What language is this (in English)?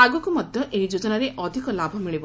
Odia